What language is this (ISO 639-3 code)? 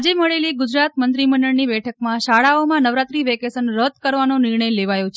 guj